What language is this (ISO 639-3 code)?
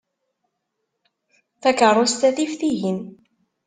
kab